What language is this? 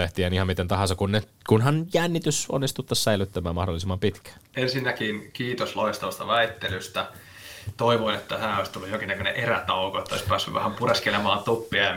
Finnish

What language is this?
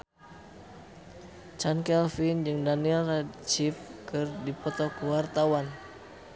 Sundanese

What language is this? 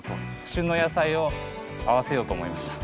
Japanese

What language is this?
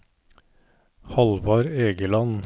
Norwegian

